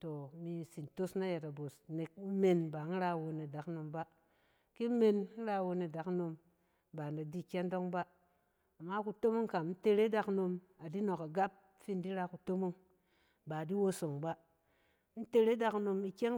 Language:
Cen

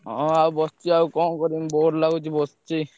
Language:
Odia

